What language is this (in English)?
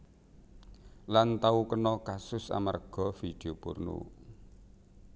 Javanese